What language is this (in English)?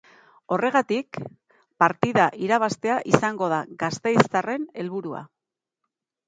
Basque